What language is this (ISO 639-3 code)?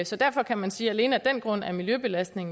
dan